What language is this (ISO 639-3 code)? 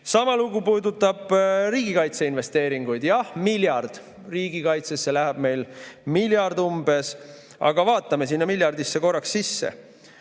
est